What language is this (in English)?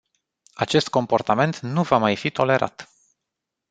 Romanian